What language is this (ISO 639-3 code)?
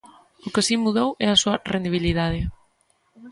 glg